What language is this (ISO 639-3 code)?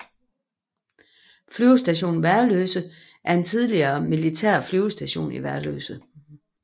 dan